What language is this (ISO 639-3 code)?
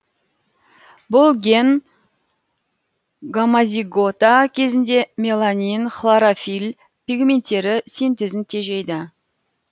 kaz